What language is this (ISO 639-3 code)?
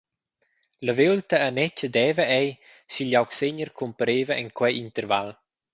roh